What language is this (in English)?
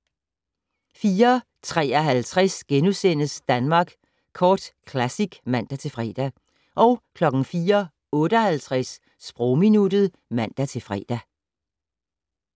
Danish